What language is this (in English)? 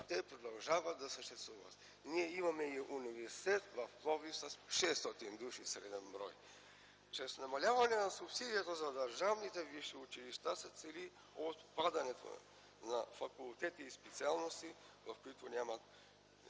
Bulgarian